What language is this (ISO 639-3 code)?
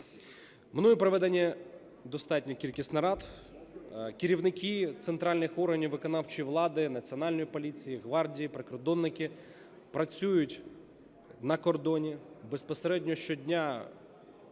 ukr